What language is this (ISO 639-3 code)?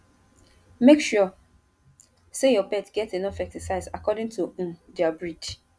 pcm